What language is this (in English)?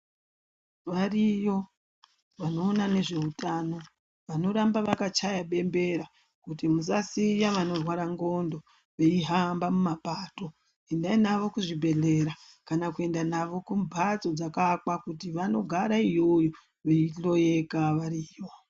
Ndau